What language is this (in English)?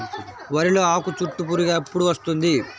Telugu